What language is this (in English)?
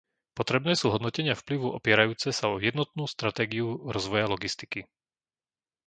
Slovak